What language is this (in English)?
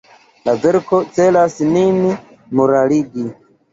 Esperanto